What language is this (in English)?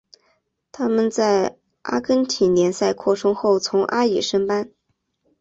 Chinese